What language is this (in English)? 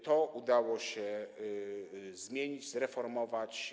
Polish